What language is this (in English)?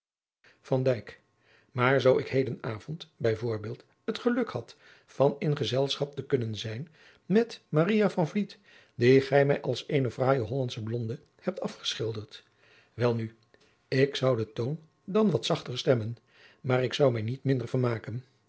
Dutch